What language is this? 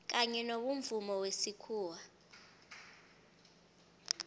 South Ndebele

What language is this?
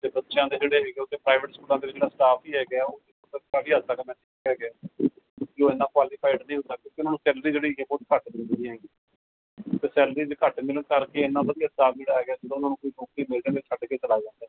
Punjabi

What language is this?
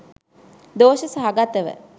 Sinhala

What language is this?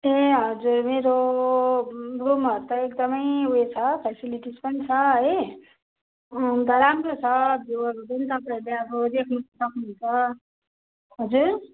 Nepali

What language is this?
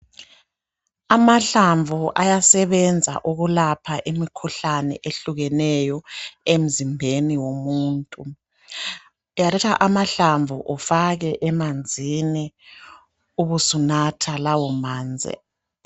North Ndebele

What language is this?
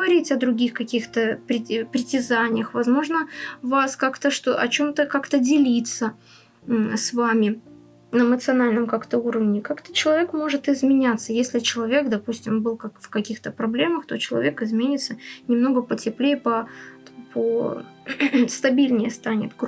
Russian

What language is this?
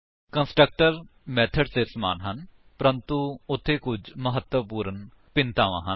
Punjabi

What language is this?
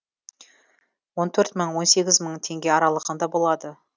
Kazakh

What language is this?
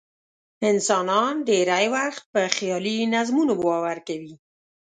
Pashto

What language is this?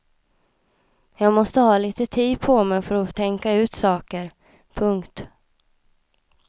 Swedish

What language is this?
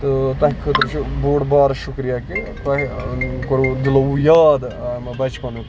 Kashmiri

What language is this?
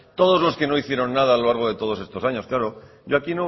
Spanish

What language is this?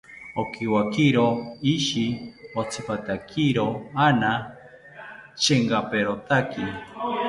South Ucayali Ashéninka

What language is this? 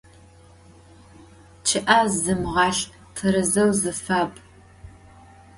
Adyghe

